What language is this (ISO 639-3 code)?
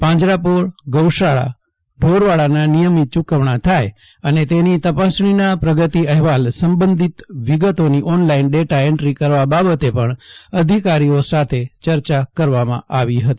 guj